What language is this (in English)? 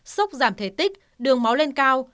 Vietnamese